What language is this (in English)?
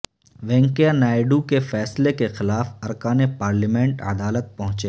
Urdu